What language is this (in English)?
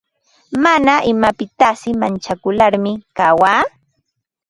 Ambo-Pasco Quechua